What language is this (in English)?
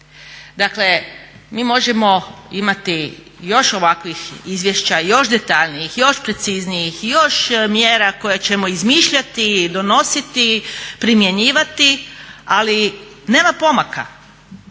Croatian